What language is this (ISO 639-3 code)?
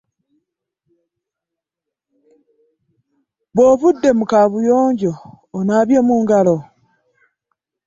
lug